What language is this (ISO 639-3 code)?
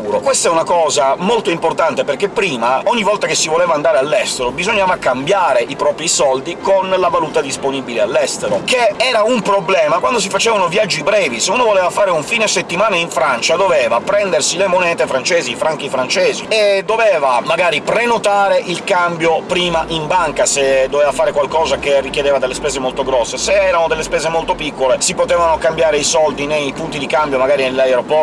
ita